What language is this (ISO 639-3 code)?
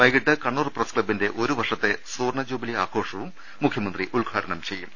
mal